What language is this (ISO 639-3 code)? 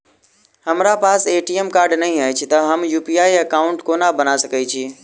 mai